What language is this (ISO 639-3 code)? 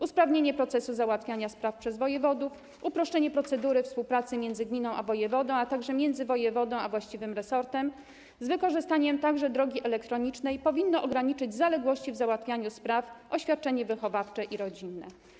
pol